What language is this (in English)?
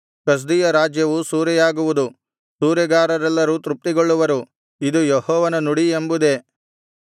Kannada